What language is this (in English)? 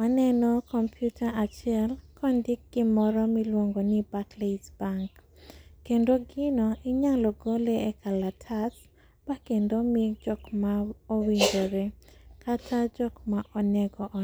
Luo (Kenya and Tanzania)